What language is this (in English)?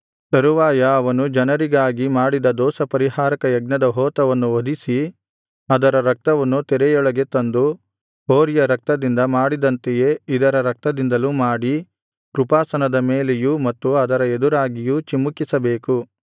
Kannada